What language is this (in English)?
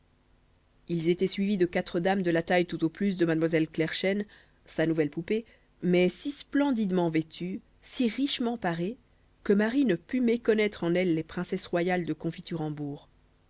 French